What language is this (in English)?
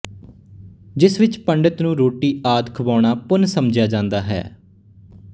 Punjabi